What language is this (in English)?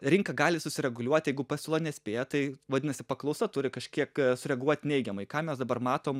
Lithuanian